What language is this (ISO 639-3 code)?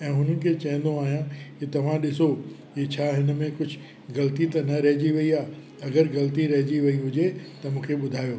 snd